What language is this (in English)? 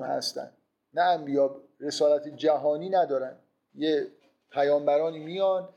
Persian